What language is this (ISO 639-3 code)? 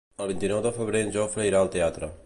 cat